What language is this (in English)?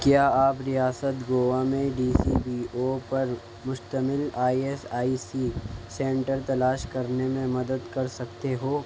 Urdu